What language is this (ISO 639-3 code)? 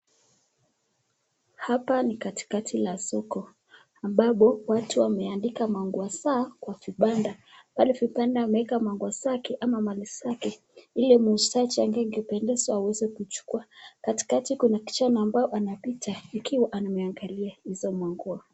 swa